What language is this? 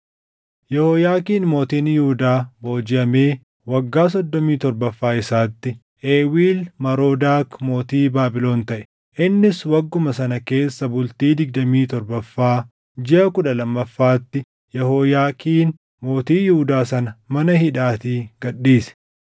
Oromo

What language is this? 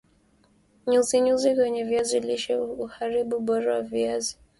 Swahili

